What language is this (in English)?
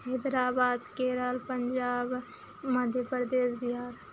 Maithili